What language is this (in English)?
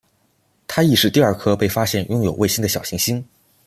Chinese